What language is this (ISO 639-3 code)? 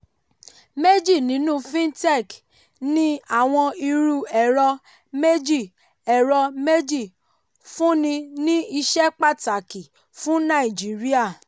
yor